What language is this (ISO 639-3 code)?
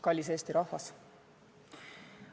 est